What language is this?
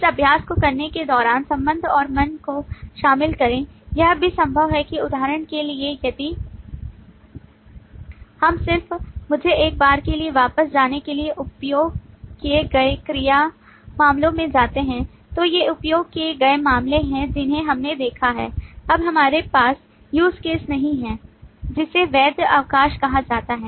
Hindi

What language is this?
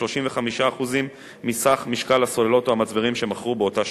Hebrew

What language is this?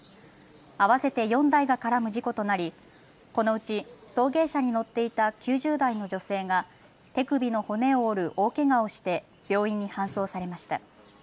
Japanese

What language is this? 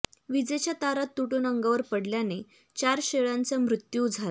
Marathi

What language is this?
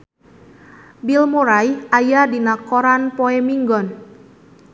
Sundanese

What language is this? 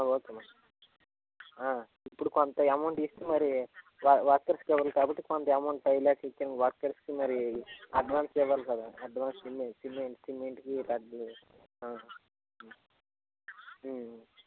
Telugu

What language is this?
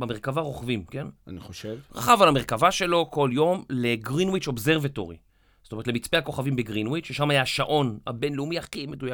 Hebrew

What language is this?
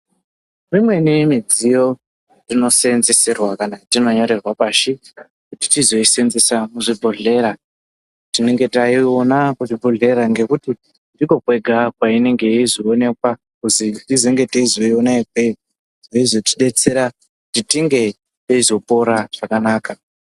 Ndau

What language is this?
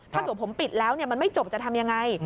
Thai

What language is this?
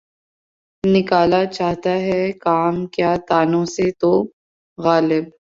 Urdu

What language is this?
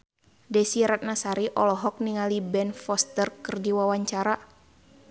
Sundanese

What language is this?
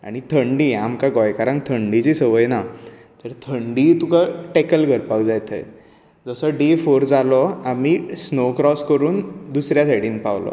Konkani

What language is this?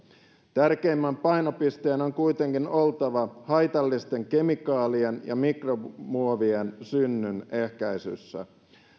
Finnish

